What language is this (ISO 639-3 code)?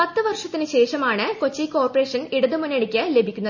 mal